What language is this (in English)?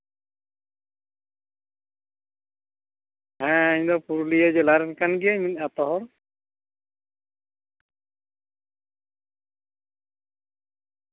Santali